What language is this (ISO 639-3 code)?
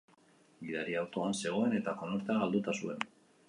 eus